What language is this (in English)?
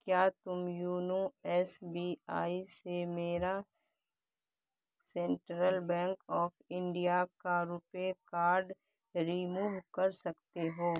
Urdu